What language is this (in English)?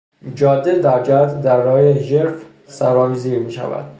Persian